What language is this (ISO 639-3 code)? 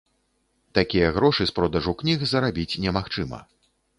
bel